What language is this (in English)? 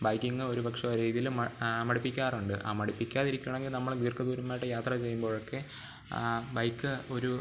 Malayalam